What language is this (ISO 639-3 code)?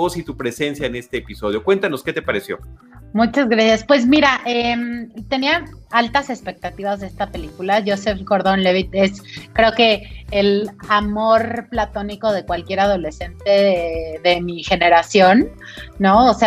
spa